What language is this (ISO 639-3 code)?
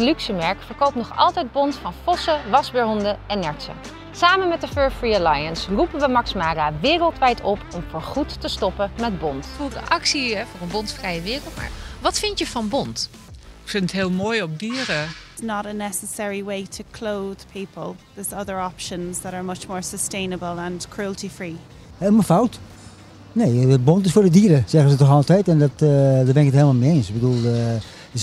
nld